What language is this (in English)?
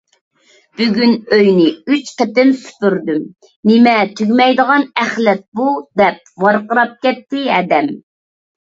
Uyghur